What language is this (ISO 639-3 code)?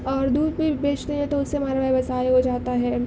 urd